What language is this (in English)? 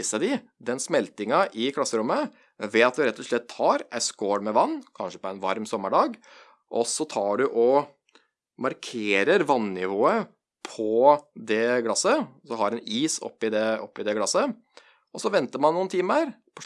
Norwegian